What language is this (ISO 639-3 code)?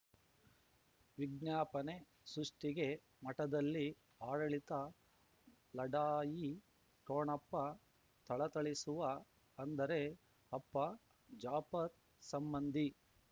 kan